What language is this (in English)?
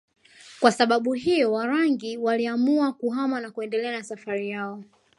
Swahili